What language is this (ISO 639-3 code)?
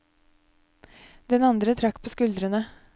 nor